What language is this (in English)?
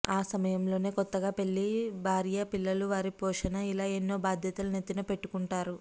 Telugu